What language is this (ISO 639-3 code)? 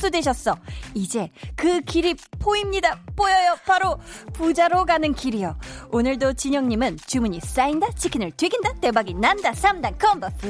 kor